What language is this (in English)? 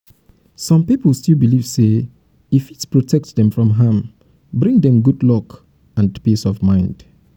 Nigerian Pidgin